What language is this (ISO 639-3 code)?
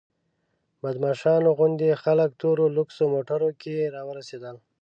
pus